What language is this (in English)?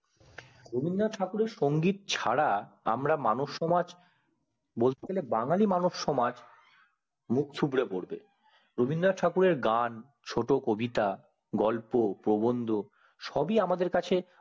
Bangla